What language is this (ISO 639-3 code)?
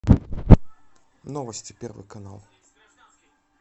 rus